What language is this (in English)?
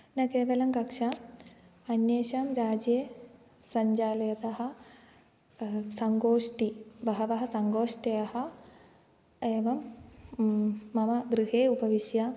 Sanskrit